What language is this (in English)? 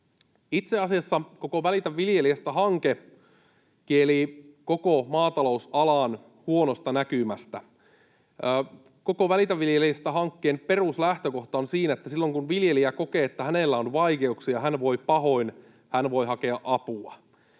Finnish